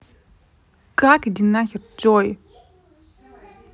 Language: Russian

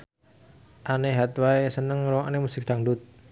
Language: Javanese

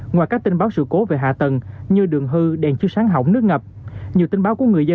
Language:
Vietnamese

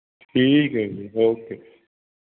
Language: Punjabi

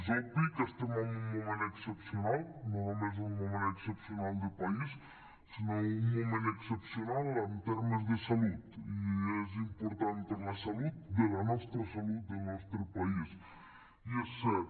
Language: Catalan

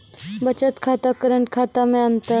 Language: Maithili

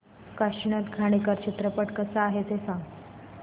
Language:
Marathi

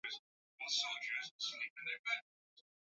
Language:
Swahili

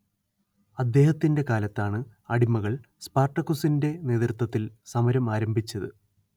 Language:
Malayalam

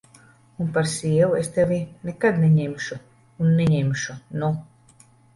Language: Latvian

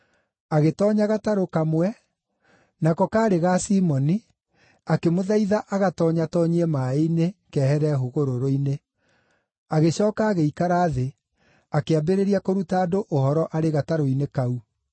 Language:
Kikuyu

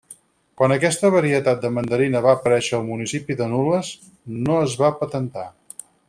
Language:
Catalan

